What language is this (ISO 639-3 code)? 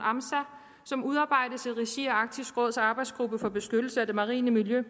dan